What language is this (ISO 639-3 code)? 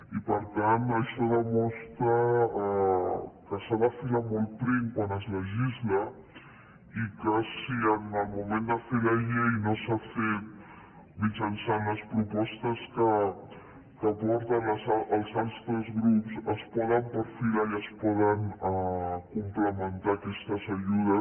cat